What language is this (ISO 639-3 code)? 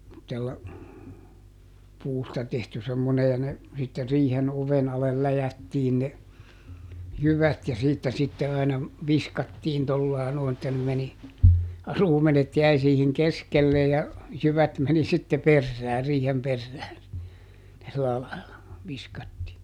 fin